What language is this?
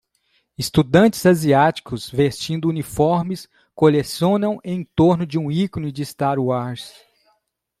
Portuguese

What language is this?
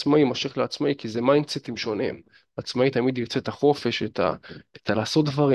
Hebrew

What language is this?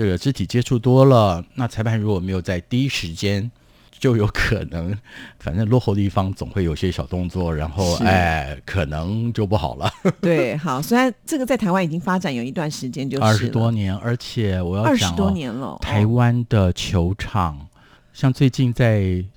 Chinese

